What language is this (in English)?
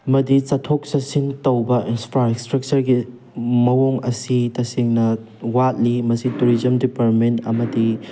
Manipuri